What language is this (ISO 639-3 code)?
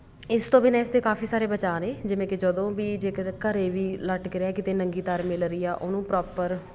pan